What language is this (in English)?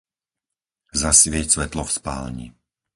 Slovak